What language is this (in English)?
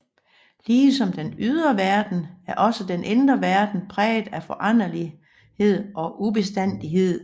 Danish